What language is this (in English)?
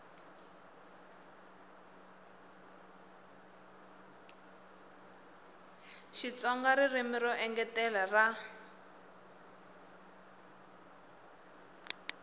Tsonga